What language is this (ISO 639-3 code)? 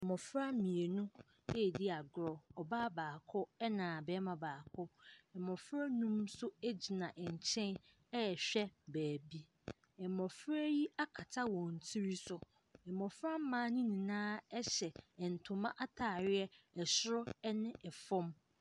aka